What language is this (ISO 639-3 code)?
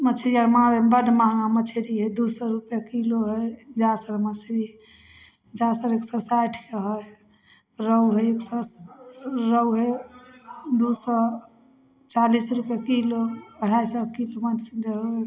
mai